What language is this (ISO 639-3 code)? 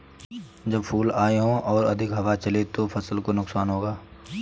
hin